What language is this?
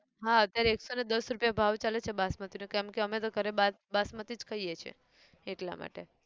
Gujarati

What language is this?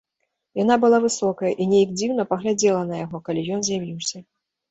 Belarusian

